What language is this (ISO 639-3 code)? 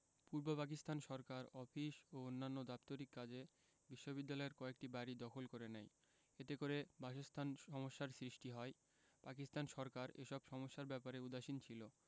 ben